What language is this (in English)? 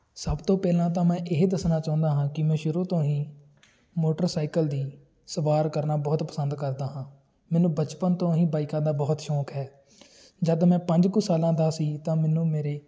Punjabi